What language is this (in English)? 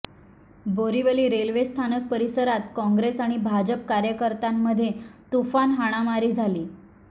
Marathi